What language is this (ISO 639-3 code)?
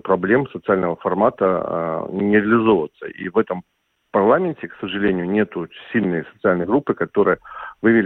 rus